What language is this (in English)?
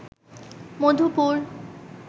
Bangla